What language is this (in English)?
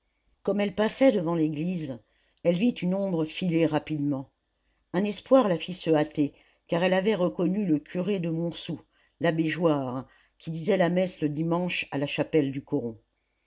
French